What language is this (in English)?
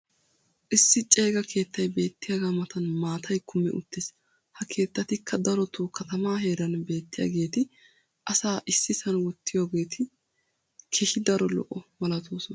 Wolaytta